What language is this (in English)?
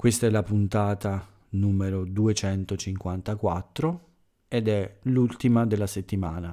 Italian